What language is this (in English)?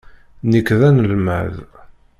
Kabyle